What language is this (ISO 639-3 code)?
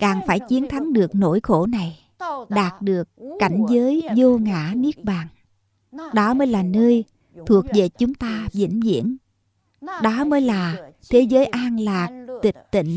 vie